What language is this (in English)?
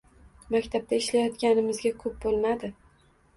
Uzbek